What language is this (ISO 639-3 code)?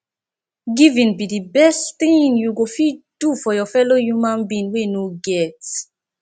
pcm